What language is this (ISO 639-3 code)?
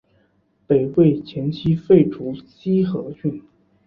zho